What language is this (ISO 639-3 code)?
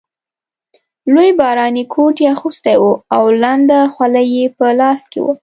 pus